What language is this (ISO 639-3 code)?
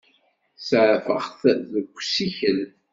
kab